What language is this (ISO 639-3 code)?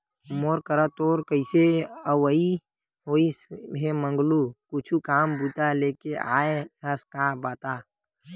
hne